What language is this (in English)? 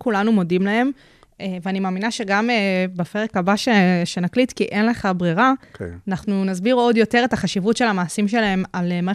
Hebrew